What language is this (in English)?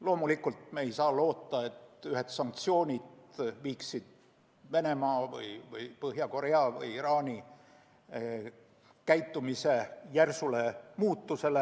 Estonian